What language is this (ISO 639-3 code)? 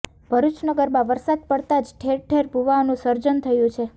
guj